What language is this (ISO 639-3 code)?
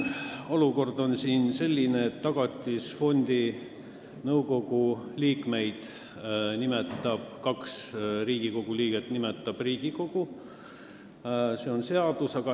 est